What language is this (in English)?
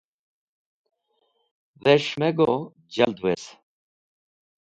Wakhi